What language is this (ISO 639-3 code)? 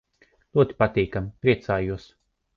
lav